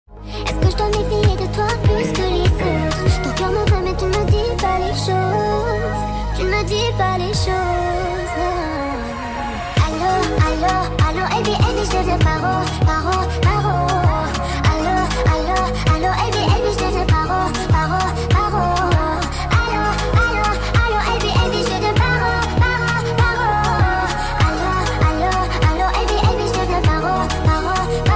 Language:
Arabic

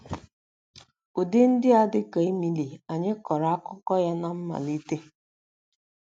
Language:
Igbo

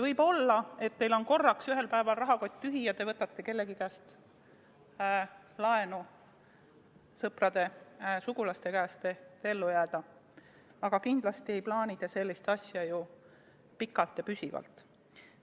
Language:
Estonian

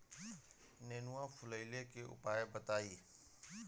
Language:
Bhojpuri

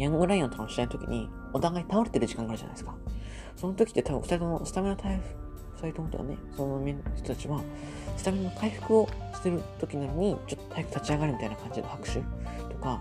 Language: Japanese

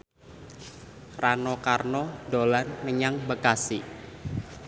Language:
Javanese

